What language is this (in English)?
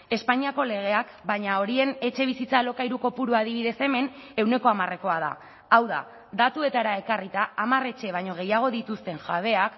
Basque